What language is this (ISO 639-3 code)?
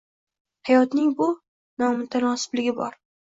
uzb